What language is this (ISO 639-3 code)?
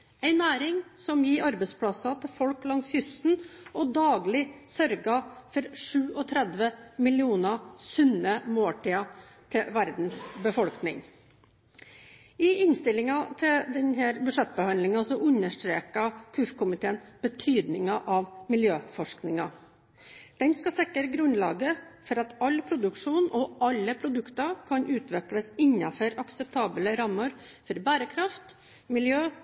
nob